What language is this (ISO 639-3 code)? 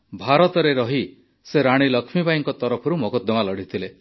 ori